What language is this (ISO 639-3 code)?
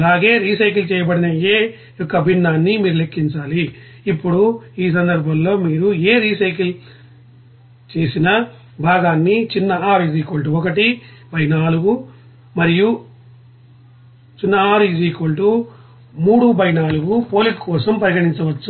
tel